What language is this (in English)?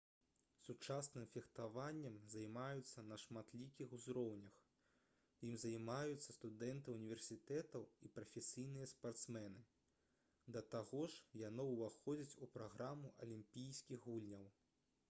Belarusian